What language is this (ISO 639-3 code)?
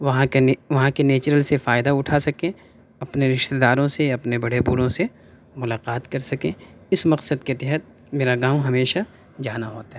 urd